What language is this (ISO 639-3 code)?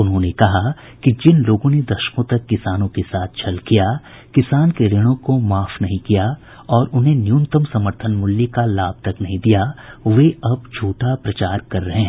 hin